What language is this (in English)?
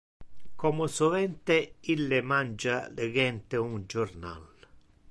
Interlingua